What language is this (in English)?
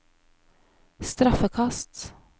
Norwegian